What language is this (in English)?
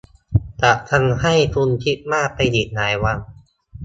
Thai